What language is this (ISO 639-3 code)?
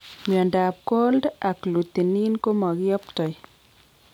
kln